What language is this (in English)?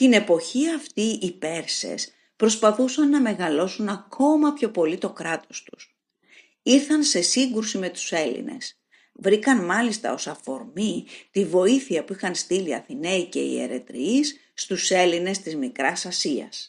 Greek